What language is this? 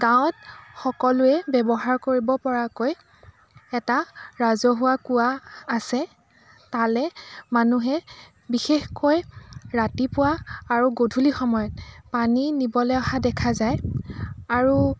Assamese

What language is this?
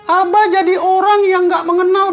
Indonesian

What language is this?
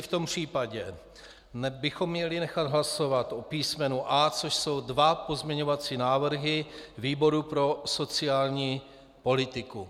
Czech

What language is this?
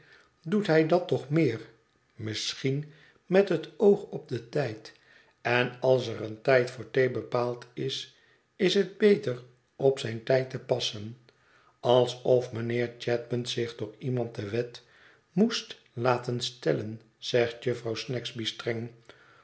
Dutch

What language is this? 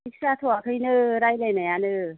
Bodo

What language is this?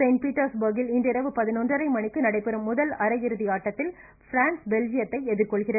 Tamil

